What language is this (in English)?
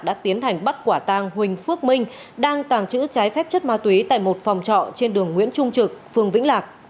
Vietnamese